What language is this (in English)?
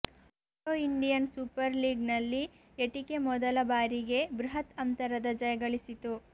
Kannada